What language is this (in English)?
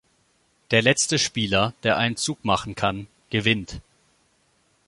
German